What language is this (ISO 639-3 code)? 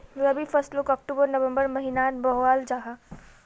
mag